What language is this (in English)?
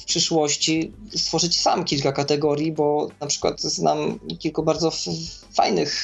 Polish